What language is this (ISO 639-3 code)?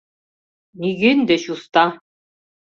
chm